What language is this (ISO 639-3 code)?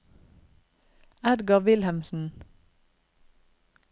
nor